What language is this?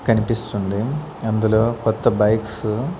Telugu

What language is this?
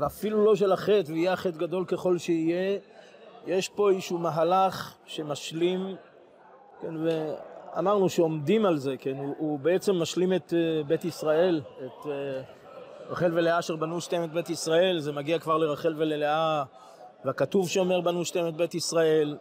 Hebrew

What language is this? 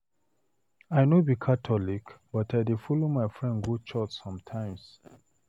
Nigerian Pidgin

